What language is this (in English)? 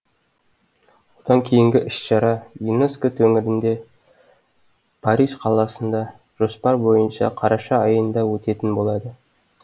Kazakh